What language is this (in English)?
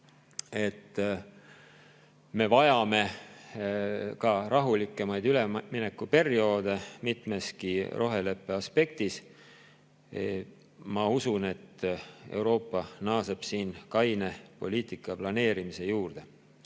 Estonian